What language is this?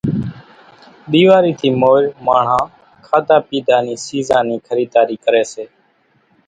Kachi Koli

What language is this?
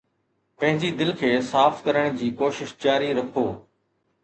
Sindhi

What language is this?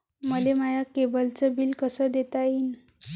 Marathi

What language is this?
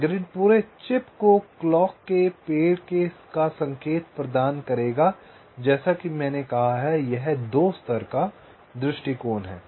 Hindi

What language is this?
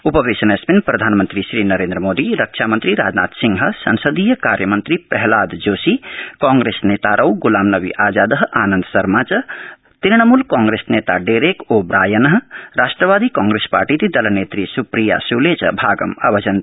Sanskrit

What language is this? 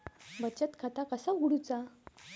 Marathi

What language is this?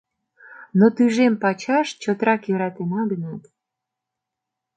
Mari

